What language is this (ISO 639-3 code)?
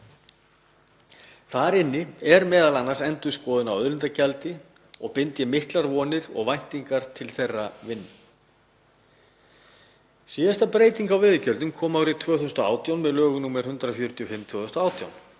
isl